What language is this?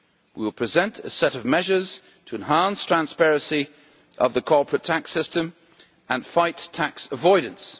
English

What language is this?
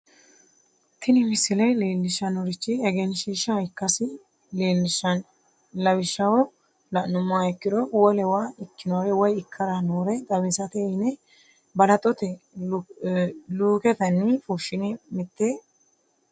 Sidamo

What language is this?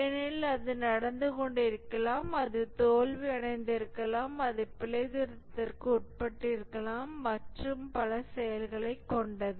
Tamil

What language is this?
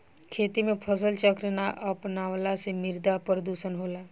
Bhojpuri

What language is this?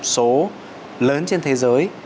Vietnamese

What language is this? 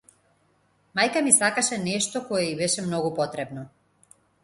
Macedonian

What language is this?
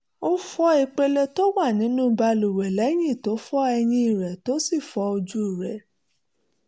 Yoruba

